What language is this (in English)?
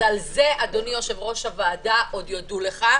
Hebrew